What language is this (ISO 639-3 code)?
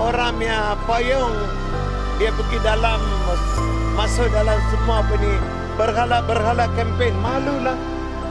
msa